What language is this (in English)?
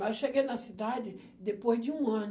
Portuguese